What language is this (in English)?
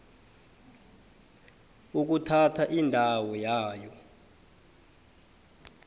South Ndebele